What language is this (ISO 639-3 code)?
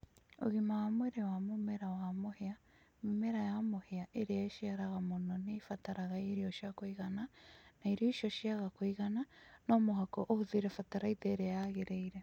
kik